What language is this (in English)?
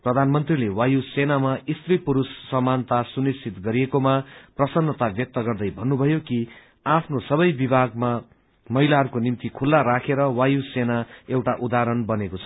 Nepali